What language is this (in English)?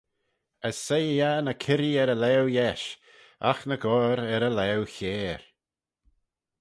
Manx